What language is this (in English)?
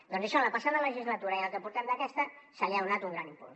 Catalan